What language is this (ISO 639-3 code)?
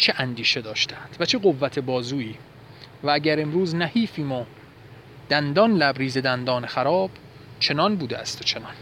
fas